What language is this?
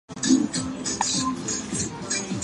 Chinese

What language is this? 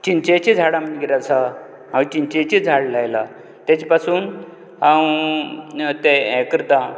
Konkani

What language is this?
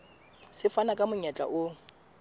Southern Sotho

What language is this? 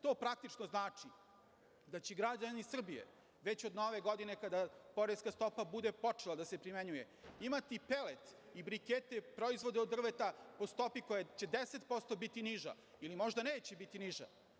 Serbian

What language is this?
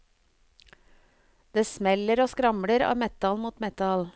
Norwegian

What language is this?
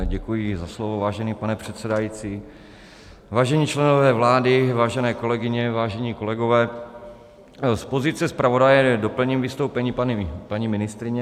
Czech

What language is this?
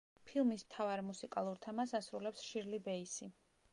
Georgian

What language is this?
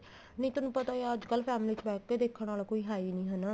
Punjabi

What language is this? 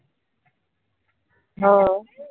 Marathi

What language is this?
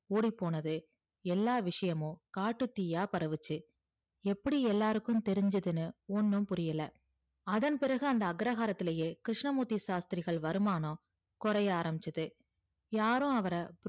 Tamil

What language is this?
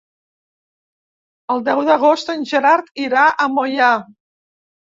Catalan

